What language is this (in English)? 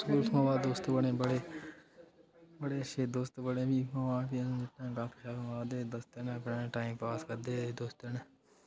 Dogri